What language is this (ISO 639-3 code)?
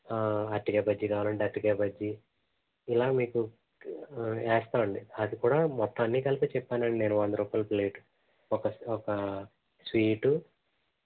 tel